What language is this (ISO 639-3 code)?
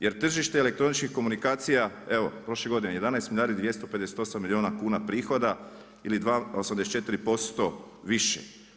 hrv